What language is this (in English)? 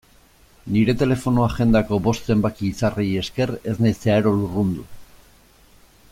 Basque